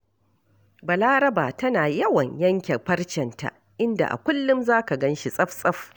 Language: Hausa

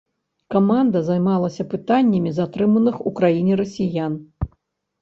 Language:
Belarusian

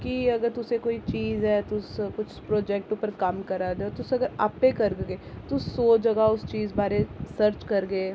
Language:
Dogri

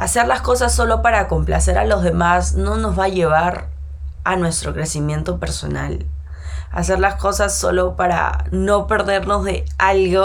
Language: Spanish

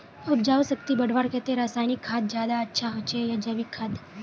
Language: Magahi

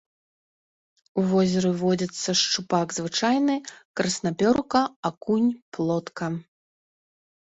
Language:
Belarusian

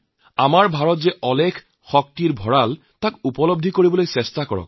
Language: Assamese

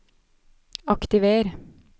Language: Norwegian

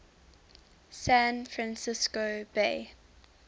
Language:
English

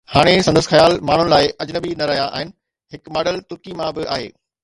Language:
Sindhi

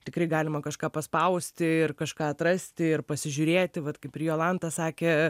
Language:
Lithuanian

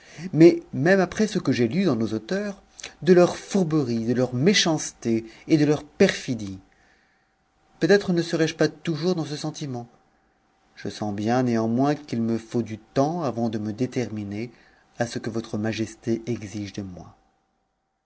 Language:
French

